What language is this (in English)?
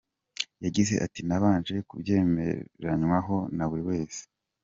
Kinyarwanda